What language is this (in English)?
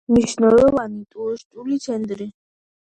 Georgian